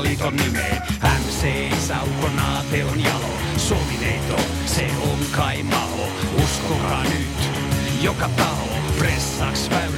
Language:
Finnish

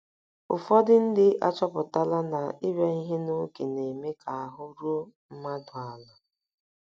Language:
Igbo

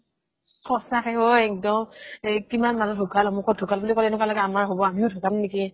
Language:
Assamese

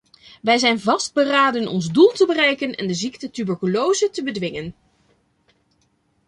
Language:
Dutch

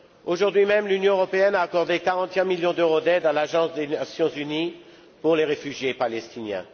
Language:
French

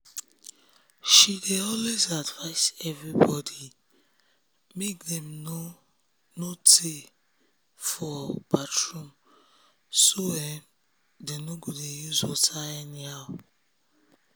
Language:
Nigerian Pidgin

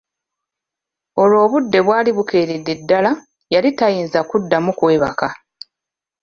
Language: Ganda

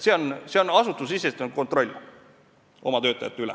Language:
Estonian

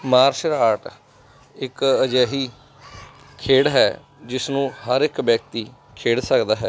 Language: Punjabi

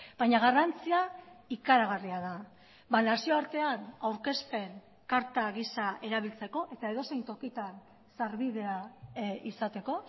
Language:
Basque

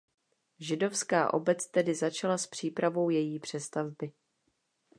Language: Czech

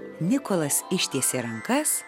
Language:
Lithuanian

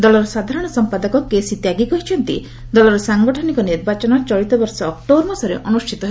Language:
Odia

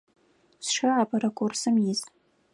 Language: Adyghe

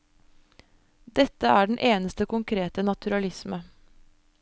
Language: Norwegian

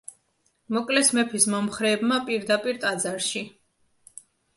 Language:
Georgian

